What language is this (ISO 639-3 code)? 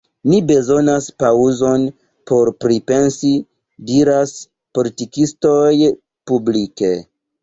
epo